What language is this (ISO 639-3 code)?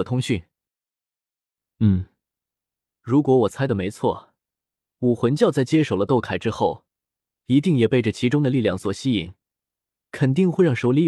zho